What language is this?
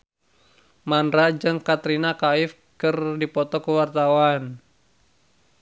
Sundanese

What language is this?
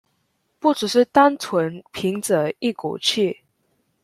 Chinese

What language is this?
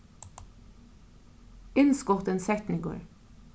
Faroese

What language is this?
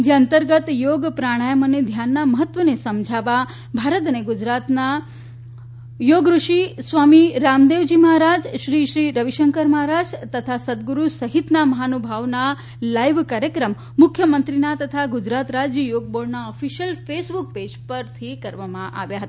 Gujarati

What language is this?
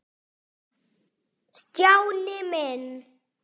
Icelandic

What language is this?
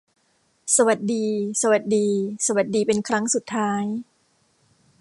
Thai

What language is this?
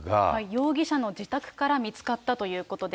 Japanese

